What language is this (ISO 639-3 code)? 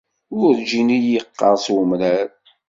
kab